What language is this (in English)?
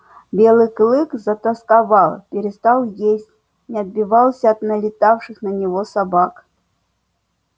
Russian